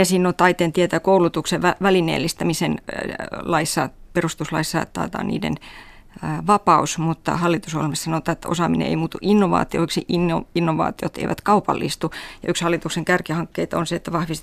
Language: Finnish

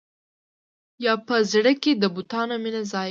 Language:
Pashto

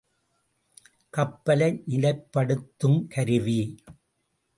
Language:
Tamil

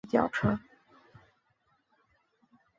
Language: Chinese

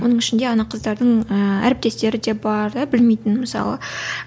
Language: Kazakh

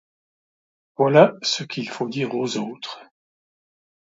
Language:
French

